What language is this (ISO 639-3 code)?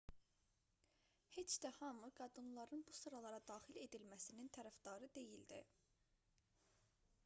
aze